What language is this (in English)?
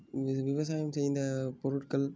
Tamil